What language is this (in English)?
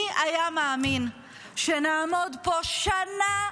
Hebrew